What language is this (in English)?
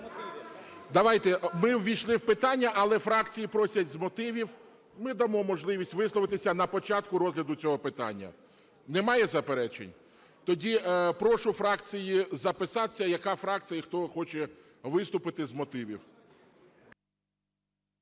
Ukrainian